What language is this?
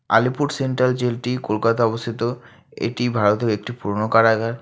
Bangla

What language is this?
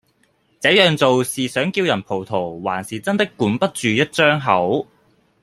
Cantonese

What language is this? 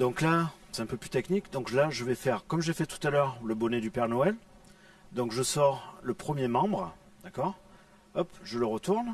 French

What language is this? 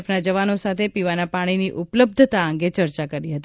Gujarati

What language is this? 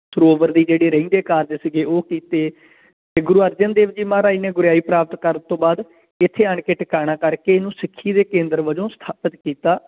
Punjabi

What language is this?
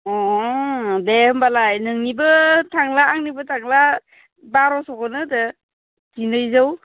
Bodo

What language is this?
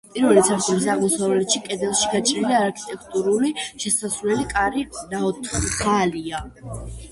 Georgian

